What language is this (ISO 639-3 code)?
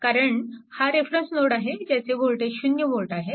mar